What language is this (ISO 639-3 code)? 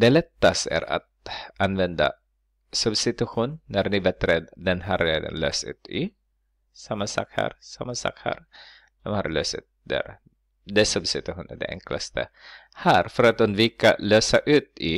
swe